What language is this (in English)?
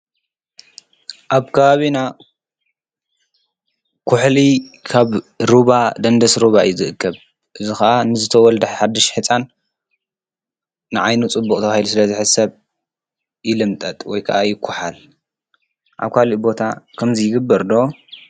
Tigrinya